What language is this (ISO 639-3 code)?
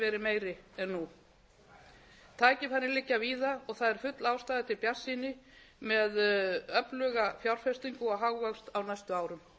isl